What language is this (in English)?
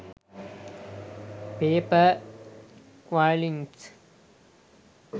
Sinhala